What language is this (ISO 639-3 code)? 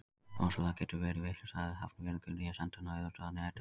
isl